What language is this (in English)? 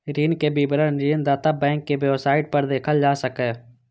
Maithili